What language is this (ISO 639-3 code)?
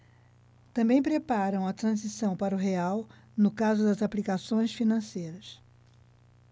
por